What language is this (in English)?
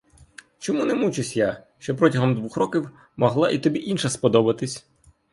Ukrainian